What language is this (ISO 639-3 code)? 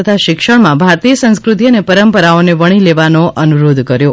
guj